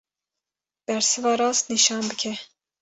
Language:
Kurdish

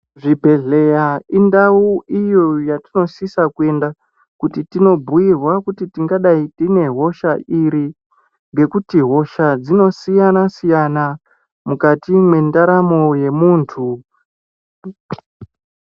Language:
Ndau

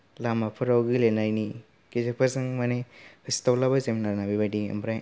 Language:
Bodo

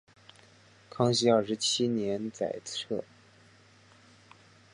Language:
Chinese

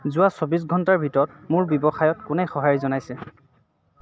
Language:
Assamese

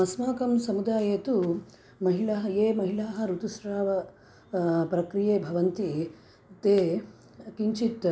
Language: Sanskrit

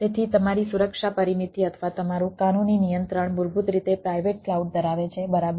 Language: Gujarati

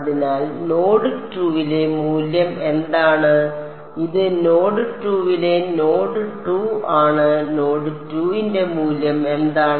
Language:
Malayalam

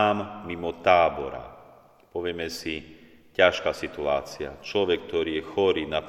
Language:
Slovak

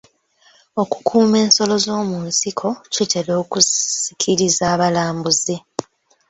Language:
Ganda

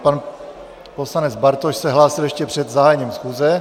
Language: Czech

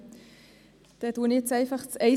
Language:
Swiss German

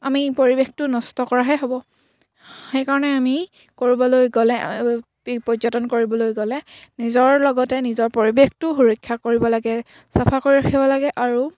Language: Assamese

